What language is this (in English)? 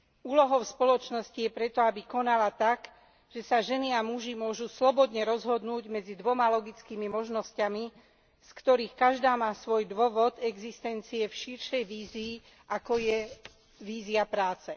Slovak